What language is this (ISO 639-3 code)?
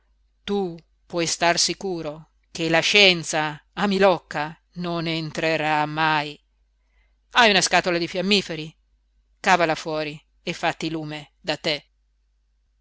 ita